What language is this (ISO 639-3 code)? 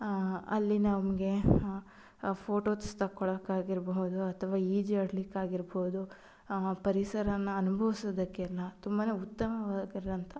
kan